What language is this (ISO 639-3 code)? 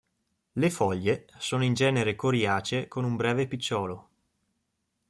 ita